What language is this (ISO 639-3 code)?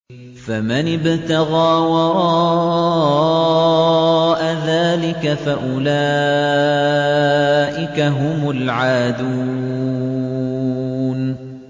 ara